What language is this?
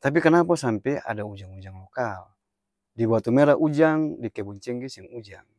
Ambonese Malay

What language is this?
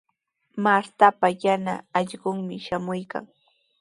Sihuas Ancash Quechua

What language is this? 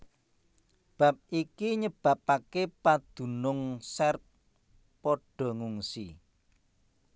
Javanese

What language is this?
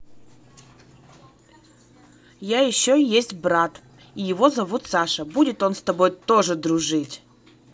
Russian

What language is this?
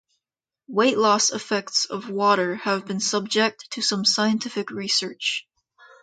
English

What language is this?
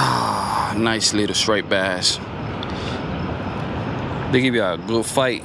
English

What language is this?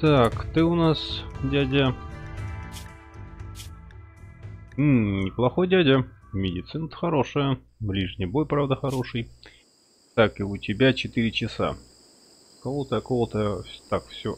Russian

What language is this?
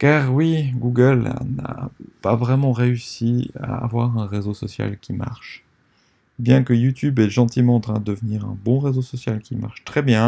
French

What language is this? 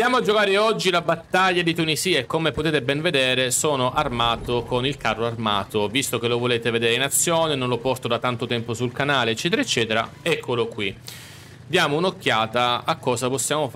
Italian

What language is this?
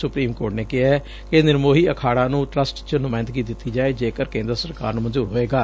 Punjabi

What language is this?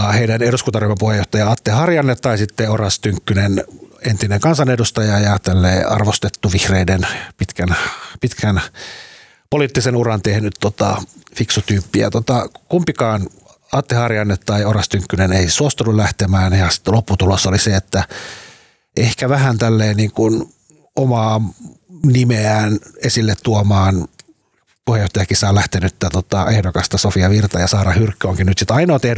Finnish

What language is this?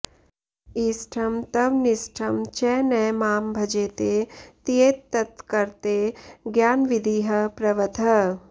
Sanskrit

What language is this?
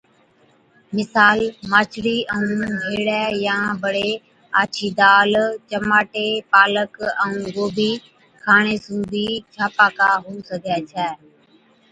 Od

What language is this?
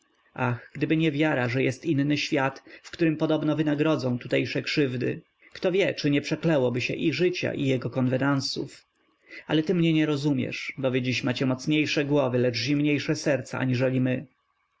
Polish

